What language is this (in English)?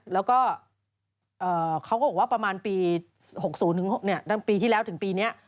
Thai